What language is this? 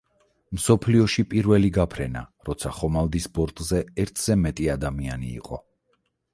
Georgian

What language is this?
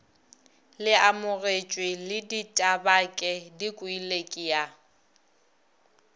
Northern Sotho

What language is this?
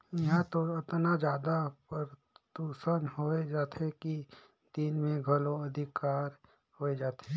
Chhattisgarhi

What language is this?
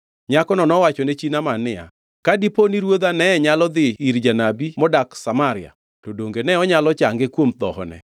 Luo (Kenya and Tanzania)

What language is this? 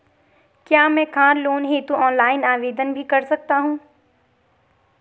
Hindi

